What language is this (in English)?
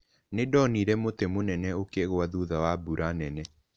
Kikuyu